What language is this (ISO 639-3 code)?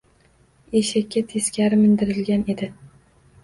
uzb